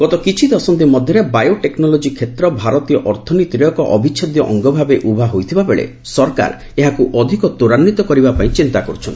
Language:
Odia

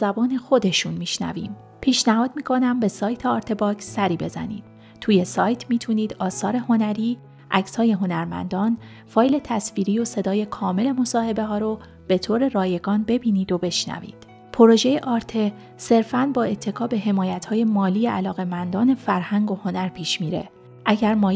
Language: Persian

